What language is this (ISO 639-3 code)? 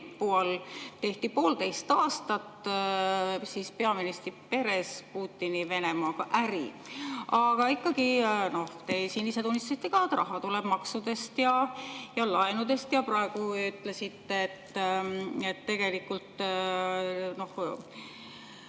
est